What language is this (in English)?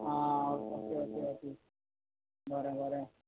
Konkani